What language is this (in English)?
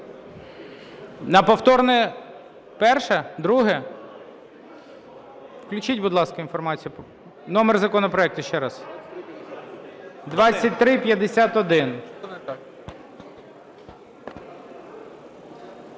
Ukrainian